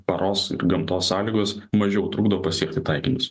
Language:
Lithuanian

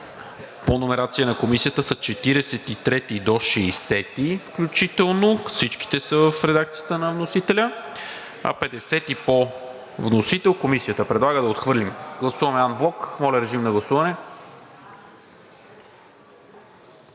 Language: Bulgarian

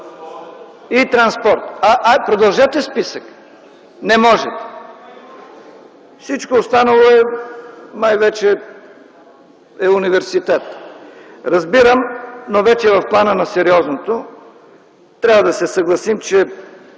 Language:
Bulgarian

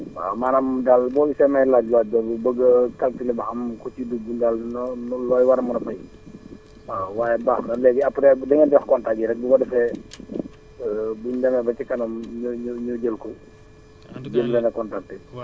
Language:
Wolof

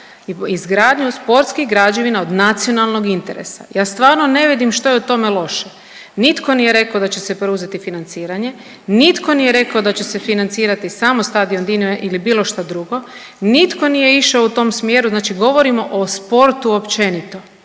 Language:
Croatian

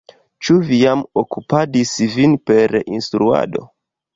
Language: Esperanto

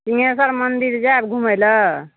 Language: Maithili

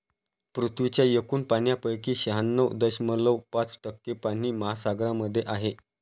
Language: Marathi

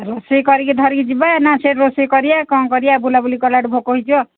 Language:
Odia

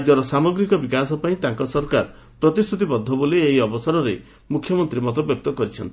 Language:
Odia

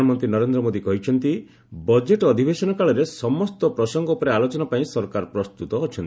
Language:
Odia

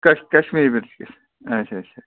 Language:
Kashmiri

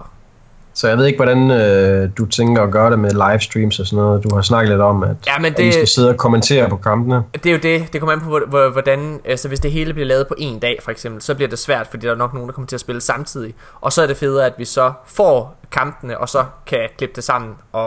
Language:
Danish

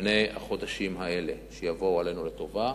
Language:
Hebrew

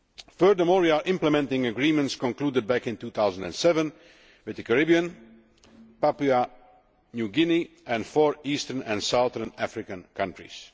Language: English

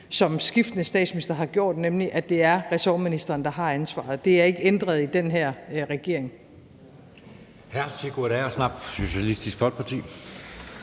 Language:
Danish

